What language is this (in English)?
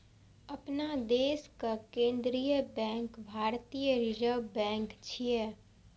Maithili